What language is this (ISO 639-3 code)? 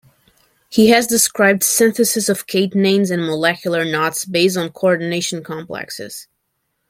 eng